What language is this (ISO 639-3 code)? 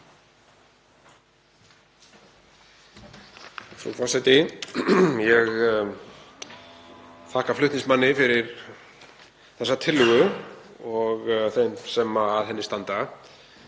isl